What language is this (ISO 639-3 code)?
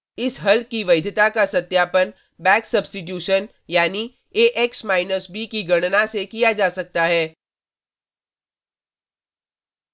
hin